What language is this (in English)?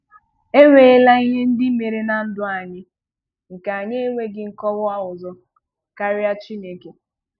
Igbo